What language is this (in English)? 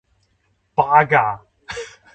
Chinese